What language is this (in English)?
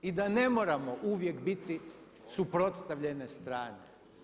Croatian